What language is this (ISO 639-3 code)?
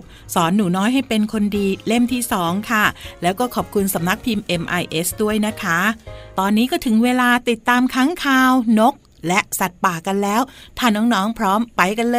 tha